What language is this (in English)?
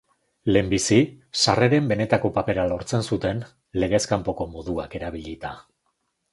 Basque